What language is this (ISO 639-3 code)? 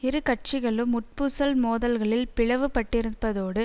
tam